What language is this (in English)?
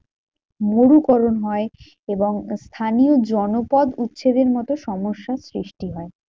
Bangla